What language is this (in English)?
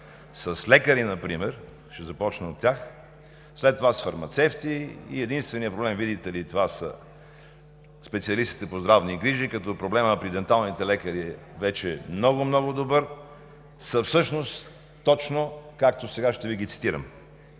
Bulgarian